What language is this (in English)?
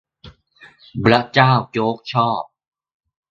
Thai